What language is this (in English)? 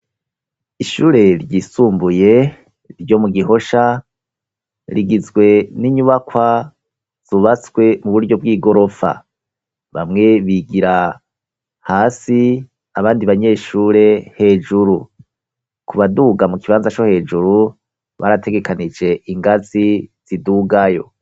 Rundi